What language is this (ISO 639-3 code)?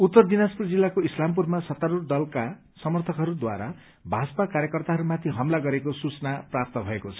nep